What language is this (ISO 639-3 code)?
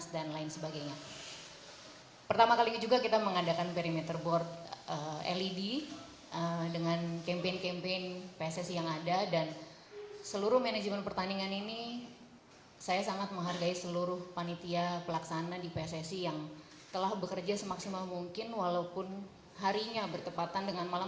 ind